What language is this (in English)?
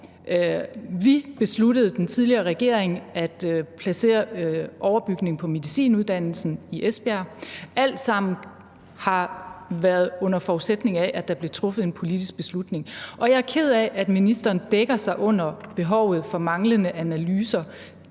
Danish